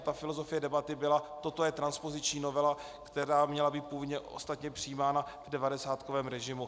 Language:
Czech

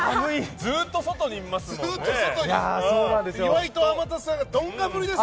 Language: Japanese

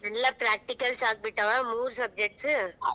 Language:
Kannada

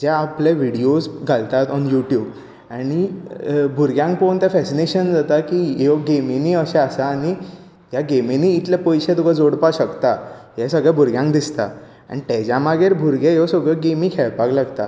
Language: Konkani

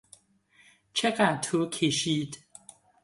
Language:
Persian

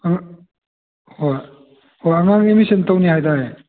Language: Manipuri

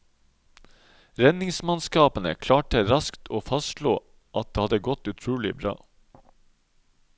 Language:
Norwegian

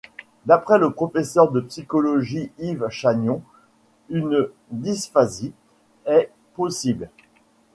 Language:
French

